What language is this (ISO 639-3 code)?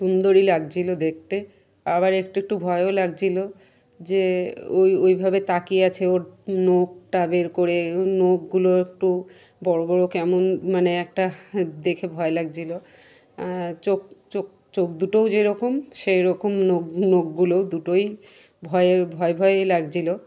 ben